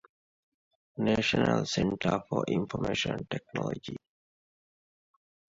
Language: Divehi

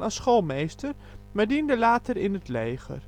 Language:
Dutch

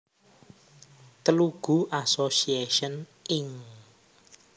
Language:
Javanese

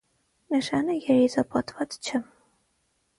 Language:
Armenian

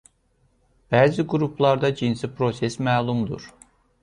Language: Azerbaijani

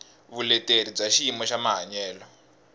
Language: Tsonga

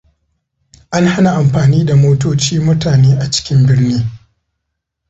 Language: Hausa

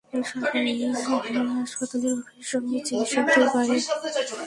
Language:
Bangla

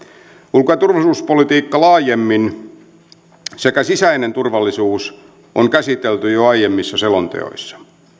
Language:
Finnish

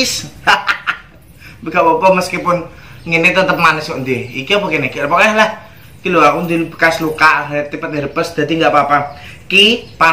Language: Indonesian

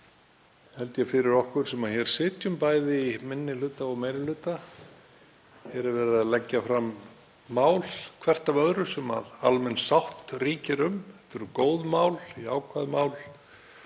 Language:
Icelandic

